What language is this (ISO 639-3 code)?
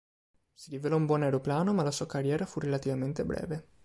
ita